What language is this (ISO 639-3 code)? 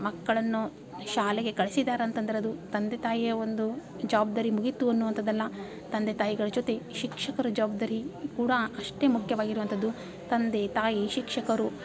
kan